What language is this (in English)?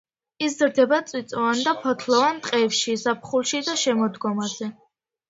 Georgian